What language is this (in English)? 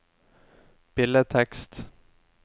Norwegian